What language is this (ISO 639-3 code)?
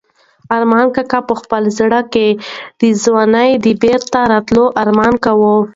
pus